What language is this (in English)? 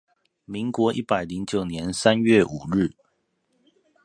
Chinese